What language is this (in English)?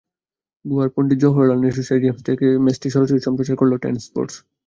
Bangla